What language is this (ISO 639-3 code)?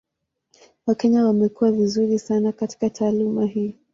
swa